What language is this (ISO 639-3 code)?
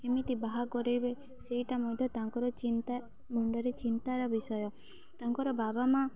ori